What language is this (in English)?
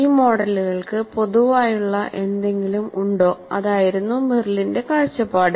Malayalam